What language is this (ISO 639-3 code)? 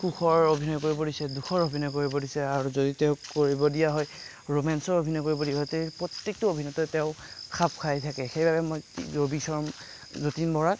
asm